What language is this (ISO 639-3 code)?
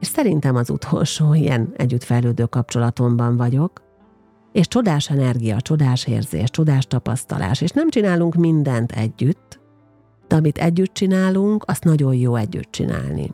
hun